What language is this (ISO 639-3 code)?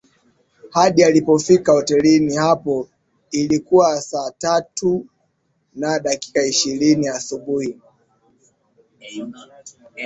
swa